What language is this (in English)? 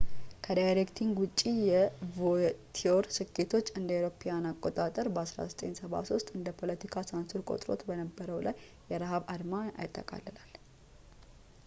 Amharic